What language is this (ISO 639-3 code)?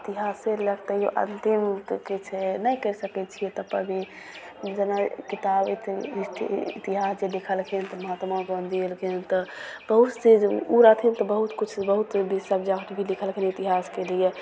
mai